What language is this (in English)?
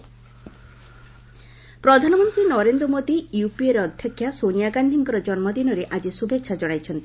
Odia